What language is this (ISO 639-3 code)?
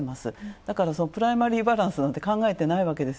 jpn